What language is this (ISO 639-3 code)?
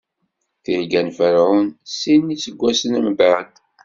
kab